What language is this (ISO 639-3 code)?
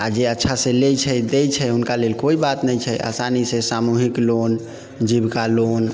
mai